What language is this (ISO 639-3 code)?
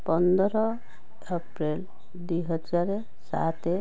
ori